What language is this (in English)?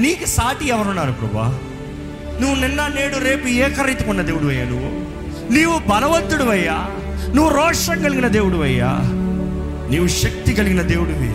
Telugu